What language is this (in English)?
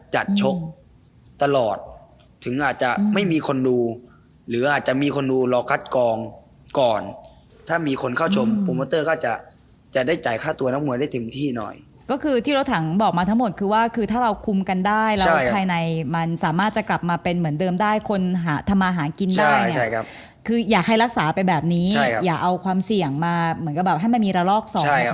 Thai